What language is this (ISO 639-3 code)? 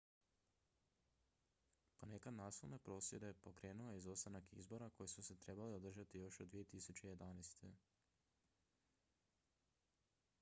hrv